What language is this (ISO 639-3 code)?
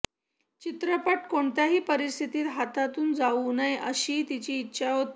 mar